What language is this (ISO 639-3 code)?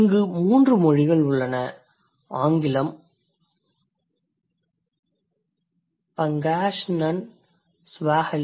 tam